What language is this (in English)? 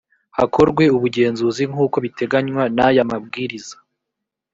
Kinyarwanda